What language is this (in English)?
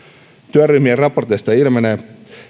Finnish